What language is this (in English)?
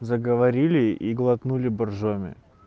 Russian